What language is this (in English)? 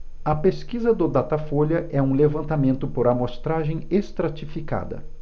Portuguese